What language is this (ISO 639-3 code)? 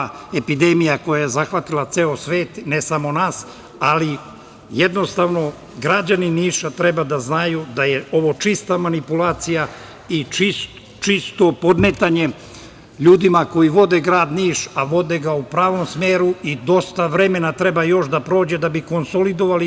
srp